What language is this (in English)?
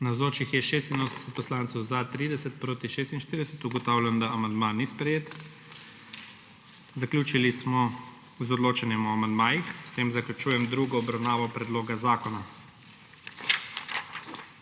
Slovenian